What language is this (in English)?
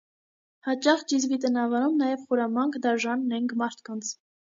Armenian